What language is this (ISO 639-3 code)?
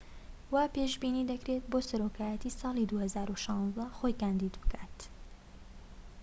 ckb